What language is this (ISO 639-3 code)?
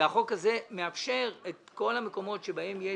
heb